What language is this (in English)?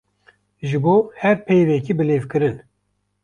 Kurdish